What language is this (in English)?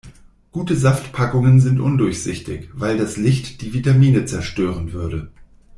German